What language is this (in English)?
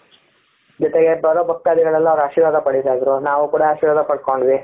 Kannada